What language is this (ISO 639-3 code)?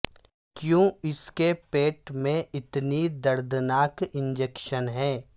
urd